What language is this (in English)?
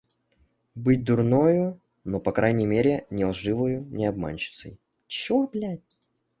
Russian